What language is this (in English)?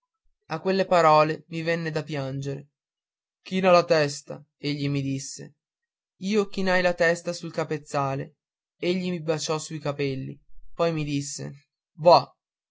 Italian